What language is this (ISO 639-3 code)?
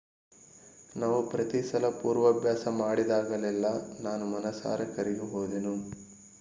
kan